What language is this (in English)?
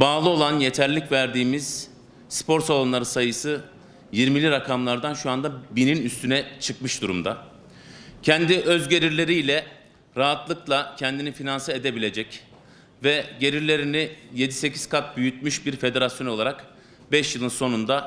Turkish